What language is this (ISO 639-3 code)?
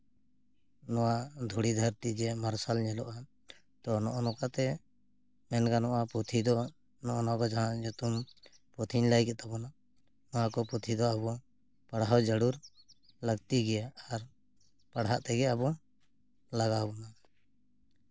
sat